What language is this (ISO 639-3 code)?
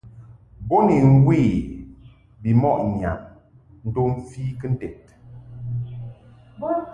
mhk